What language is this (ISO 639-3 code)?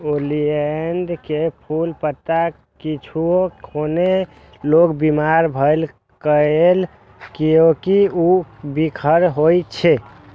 mai